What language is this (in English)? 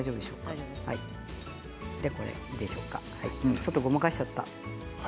Japanese